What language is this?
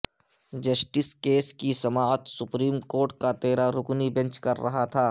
Urdu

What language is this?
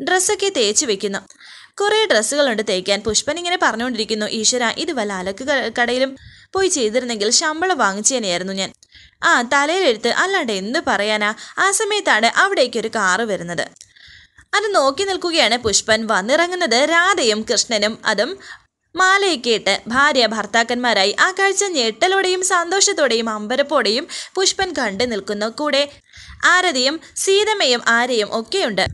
Malayalam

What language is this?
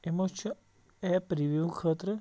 Kashmiri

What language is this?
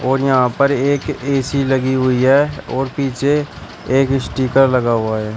Hindi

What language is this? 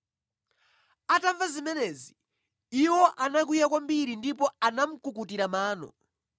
Nyanja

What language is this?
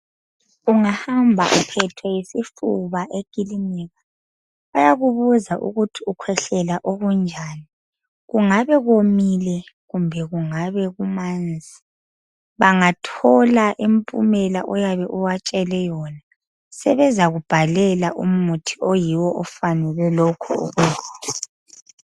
North Ndebele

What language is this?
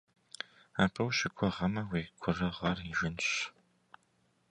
Kabardian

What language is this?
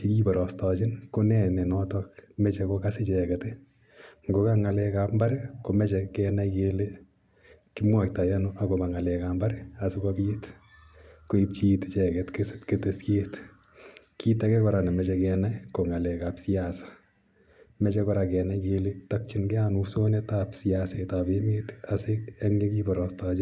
Kalenjin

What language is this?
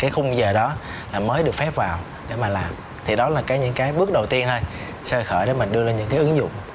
Vietnamese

